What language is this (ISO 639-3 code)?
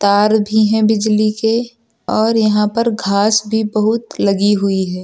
hin